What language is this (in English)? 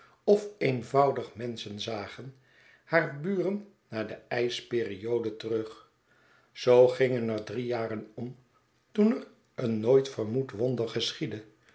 Dutch